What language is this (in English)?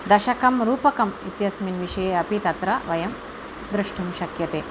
Sanskrit